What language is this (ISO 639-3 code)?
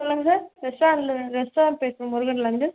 tam